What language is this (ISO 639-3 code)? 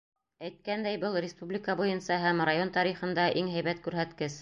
bak